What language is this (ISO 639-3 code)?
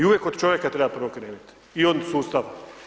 hrv